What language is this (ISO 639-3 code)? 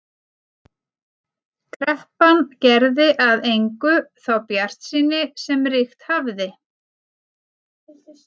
isl